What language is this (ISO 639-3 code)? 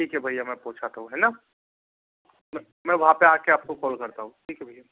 hin